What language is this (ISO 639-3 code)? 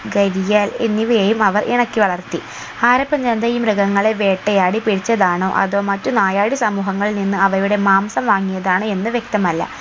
mal